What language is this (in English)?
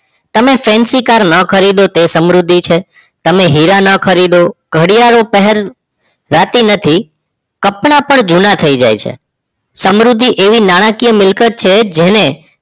Gujarati